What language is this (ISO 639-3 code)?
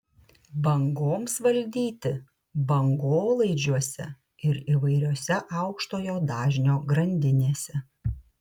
lit